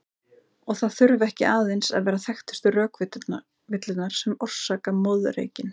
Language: Icelandic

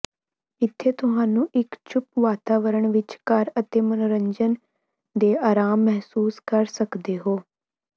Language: Punjabi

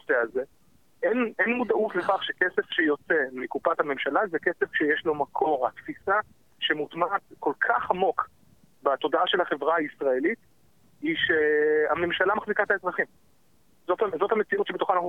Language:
Hebrew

